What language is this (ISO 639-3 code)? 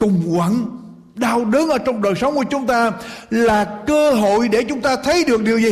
vie